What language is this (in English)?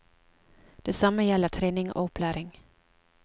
Norwegian